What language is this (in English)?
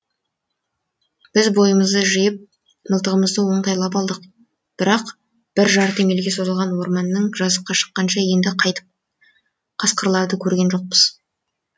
Kazakh